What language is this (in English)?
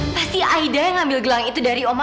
Indonesian